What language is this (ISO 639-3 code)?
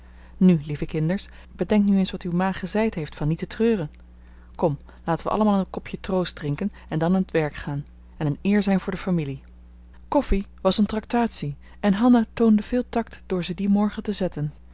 nld